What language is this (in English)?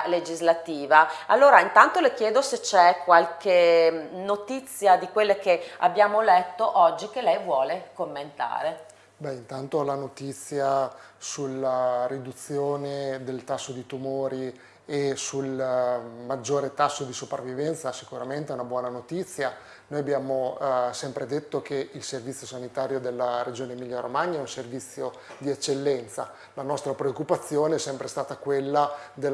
Italian